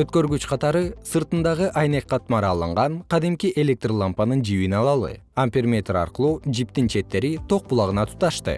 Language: Kyrgyz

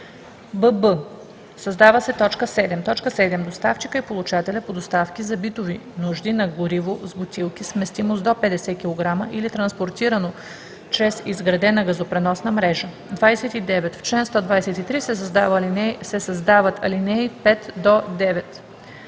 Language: Bulgarian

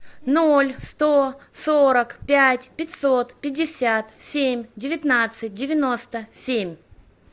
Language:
Russian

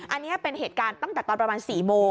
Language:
Thai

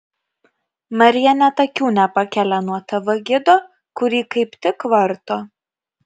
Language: Lithuanian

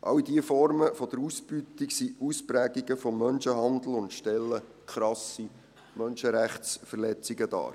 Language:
Swiss German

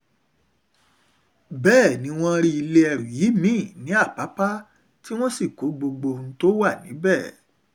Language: Yoruba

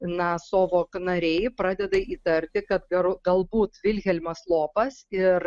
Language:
Lithuanian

